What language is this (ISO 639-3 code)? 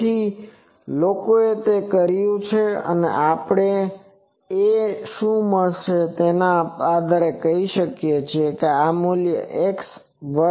guj